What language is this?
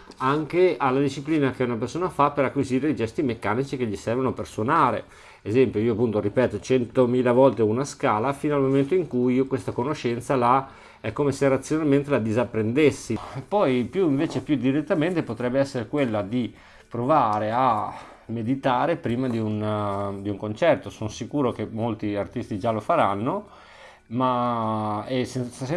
Italian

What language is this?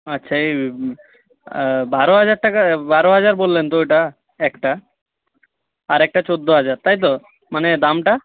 Bangla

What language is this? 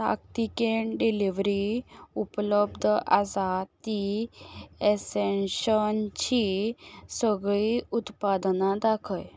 Konkani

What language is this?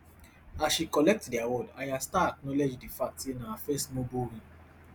Nigerian Pidgin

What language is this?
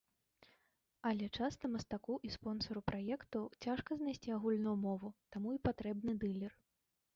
Belarusian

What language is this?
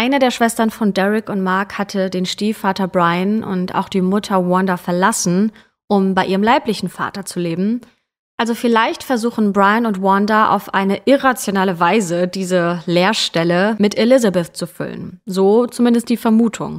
German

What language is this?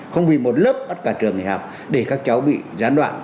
Vietnamese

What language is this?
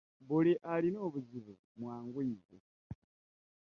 Ganda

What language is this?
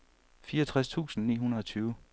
Danish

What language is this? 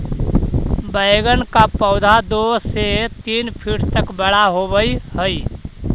Magahi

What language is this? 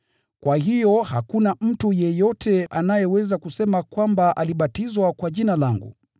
Swahili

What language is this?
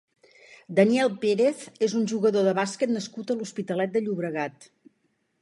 Catalan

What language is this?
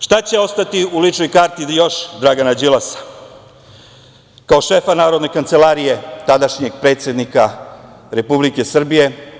Serbian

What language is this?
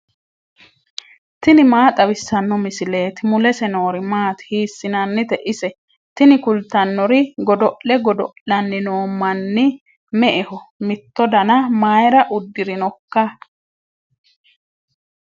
Sidamo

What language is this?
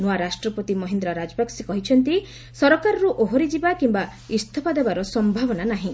Odia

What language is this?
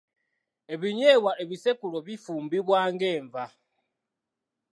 Ganda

